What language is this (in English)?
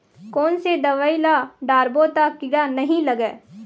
Chhattisgarhi